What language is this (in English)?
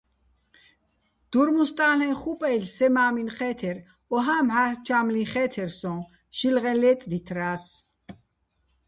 Bats